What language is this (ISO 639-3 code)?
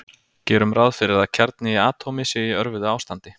isl